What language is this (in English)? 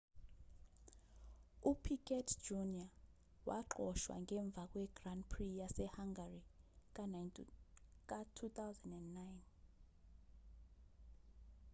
Zulu